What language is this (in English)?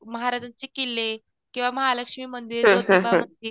Marathi